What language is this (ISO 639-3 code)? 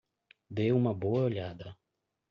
por